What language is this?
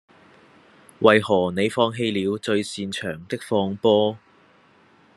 Cantonese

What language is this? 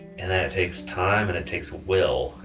English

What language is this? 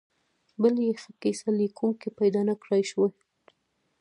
Pashto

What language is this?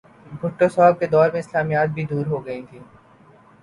Urdu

